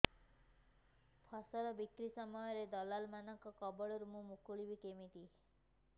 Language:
Odia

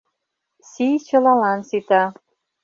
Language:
Mari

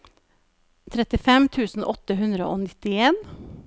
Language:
Norwegian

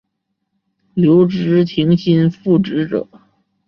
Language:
Chinese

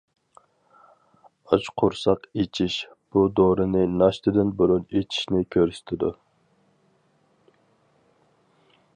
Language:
Uyghur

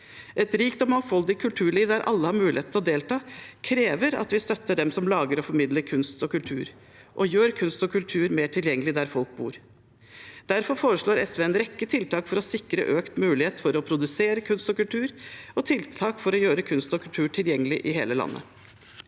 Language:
Norwegian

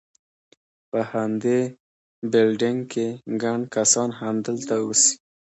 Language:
Pashto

